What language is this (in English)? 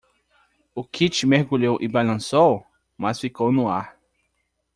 Portuguese